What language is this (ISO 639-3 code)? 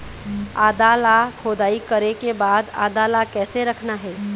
hne